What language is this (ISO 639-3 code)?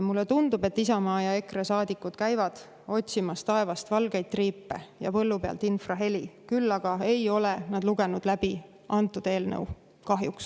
est